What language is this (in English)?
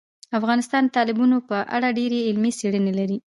Pashto